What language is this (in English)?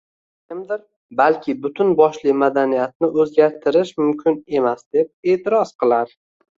Uzbek